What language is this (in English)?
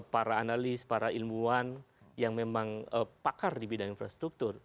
Indonesian